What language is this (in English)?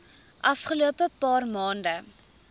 Afrikaans